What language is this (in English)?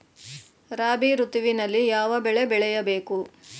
Kannada